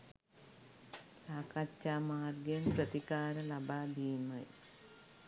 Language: Sinhala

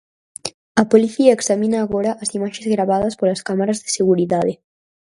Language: Galician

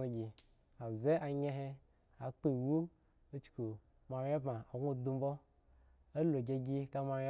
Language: Eggon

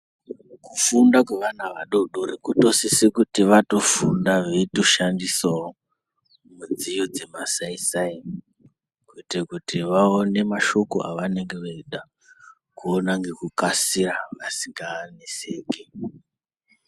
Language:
Ndau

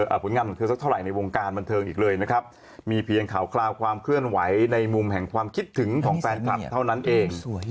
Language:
Thai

